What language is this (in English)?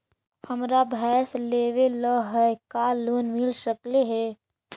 Magahi